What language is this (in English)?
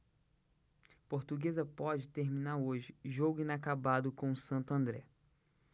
Portuguese